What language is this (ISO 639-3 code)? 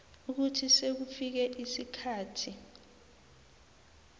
nbl